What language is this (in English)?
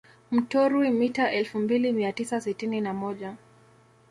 Swahili